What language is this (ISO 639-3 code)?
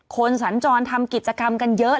tha